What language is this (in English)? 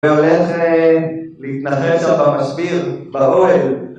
Hebrew